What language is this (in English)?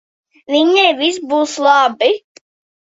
Latvian